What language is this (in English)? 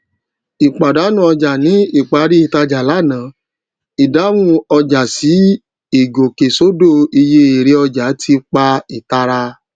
Yoruba